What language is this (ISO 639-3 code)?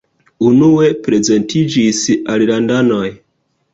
epo